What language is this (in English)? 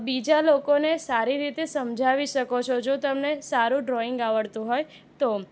Gujarati